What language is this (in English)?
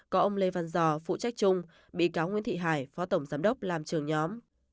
Vietnamese